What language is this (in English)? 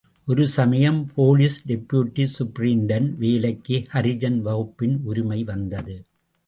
Tamil